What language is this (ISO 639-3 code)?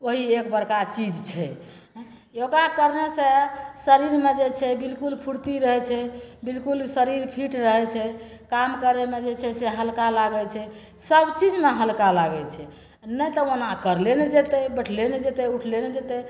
mai